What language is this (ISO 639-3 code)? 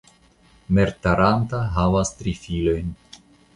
epo